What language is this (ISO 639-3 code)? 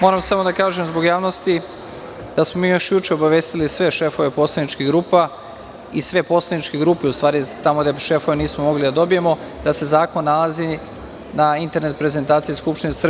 srp